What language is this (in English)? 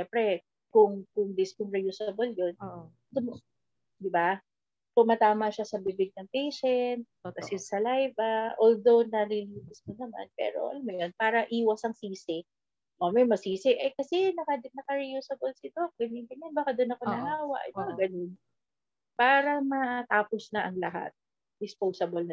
Filipino